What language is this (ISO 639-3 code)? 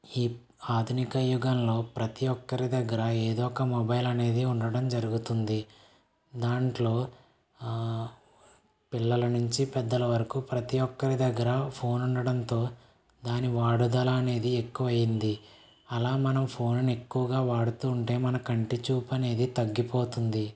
tel